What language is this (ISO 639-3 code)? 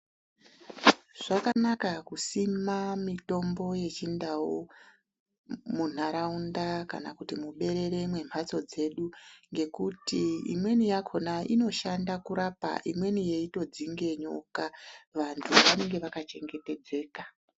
ndc